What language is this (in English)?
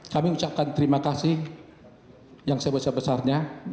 Indonesian